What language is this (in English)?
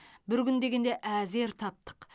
Kazakh